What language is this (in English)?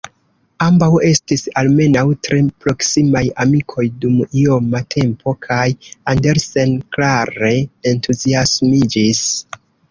Esperanto